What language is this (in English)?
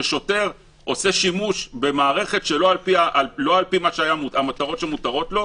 Hebrew